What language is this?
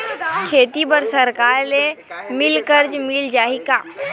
Chhattisgarhi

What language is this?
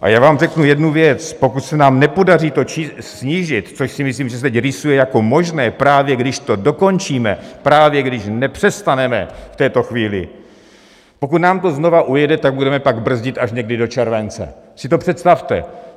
Czech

